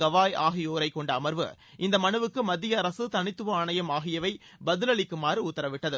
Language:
Tamil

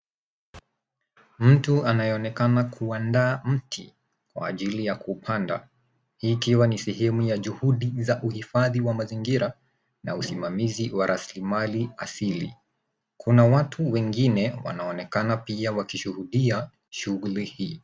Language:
Swahili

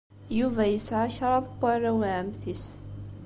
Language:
Kabyle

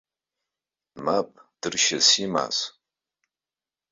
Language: Abkhazian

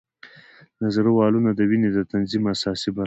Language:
Pashto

